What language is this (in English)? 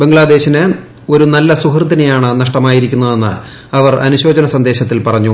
Malayalam